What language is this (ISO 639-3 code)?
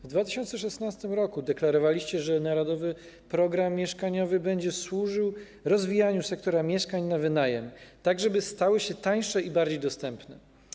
pol